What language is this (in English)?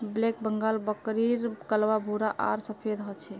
Magahi